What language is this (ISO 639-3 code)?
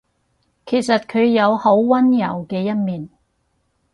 yue